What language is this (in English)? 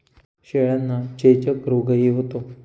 Marathi